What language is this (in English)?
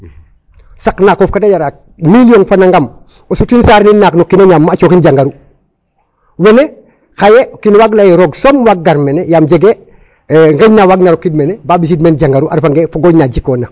Serer